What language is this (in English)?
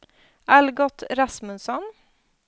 Swedish